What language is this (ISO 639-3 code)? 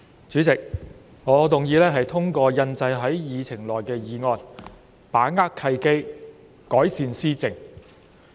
yue